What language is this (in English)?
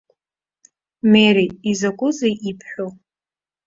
Abkhazian